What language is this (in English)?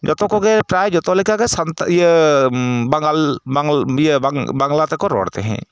Santali